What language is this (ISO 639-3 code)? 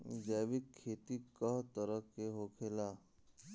bho